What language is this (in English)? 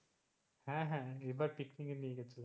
Bangla